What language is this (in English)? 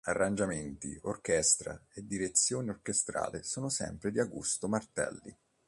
Italian